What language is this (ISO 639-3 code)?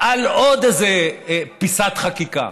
heb